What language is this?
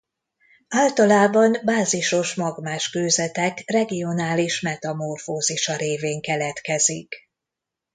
Hungarian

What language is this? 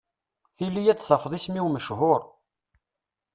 Kabyle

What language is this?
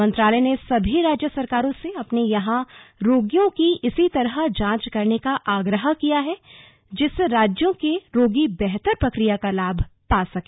Hindi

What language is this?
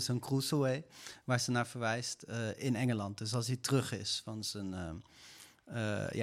Dutch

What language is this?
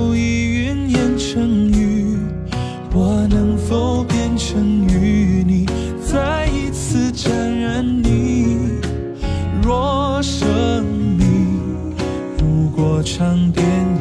Chinese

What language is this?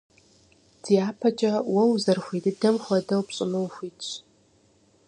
Kabardian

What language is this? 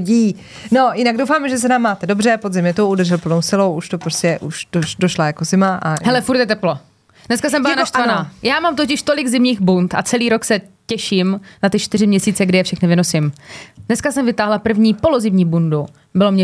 Czech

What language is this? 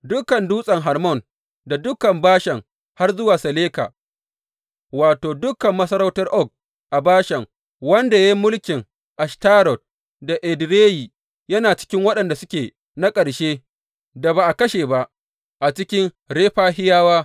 Hausa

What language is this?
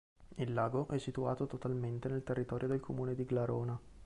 Italian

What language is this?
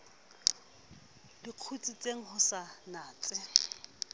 Southern Sotho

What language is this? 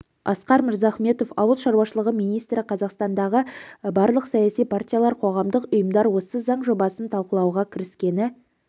Kazakh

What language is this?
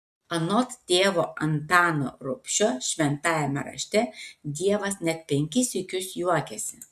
Lithuanian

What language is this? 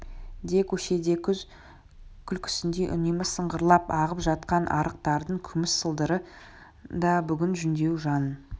Kazakh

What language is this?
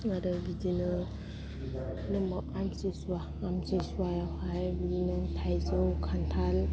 Bodo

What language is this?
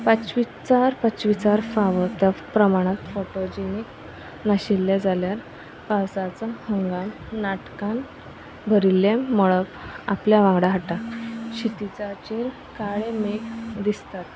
Konkani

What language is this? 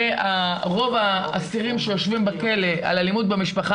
Hebrew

